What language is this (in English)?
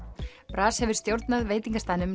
Icelandic